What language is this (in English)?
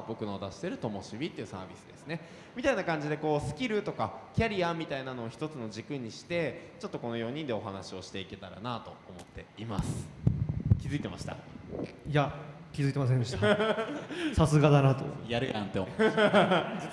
Japanese